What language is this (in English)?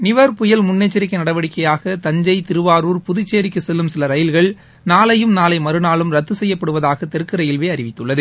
Tamil